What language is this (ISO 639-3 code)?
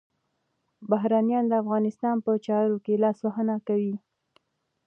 pus